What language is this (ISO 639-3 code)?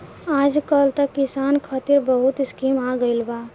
bho